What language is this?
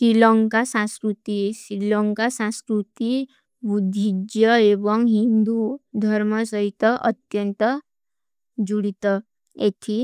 Kui (India)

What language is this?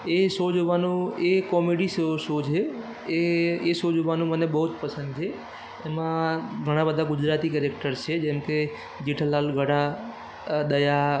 Gujarati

